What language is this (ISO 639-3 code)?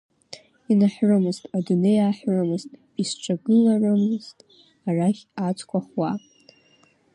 abk